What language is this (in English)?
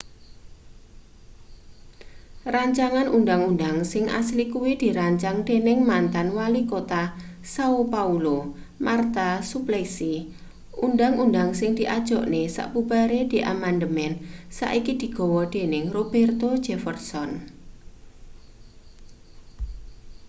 Javanese